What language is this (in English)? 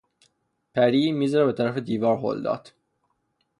Persian